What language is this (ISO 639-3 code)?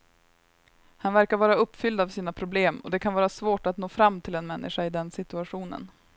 swe